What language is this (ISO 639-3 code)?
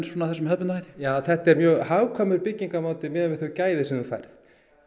isl